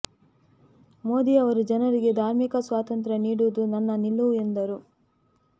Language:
Kannada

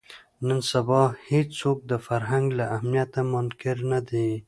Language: Pashto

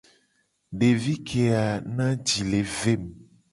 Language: Gen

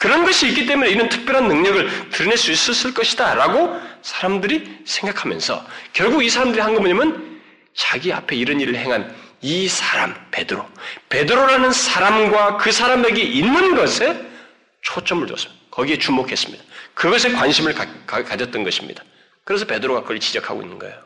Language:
Korean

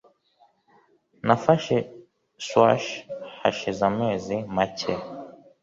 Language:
Kinyarwanda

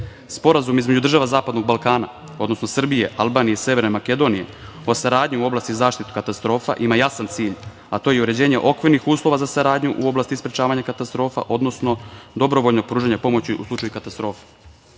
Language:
Serbian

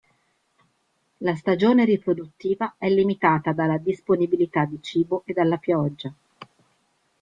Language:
Italian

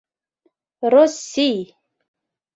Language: Mari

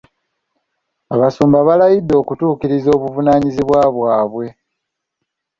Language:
Ganda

